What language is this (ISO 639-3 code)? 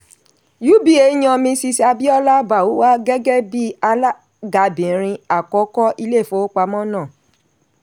yor